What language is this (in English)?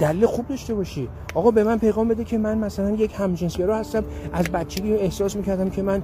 Persian